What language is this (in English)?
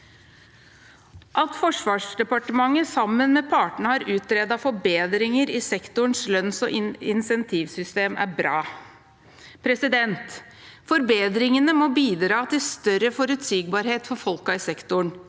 Norwegian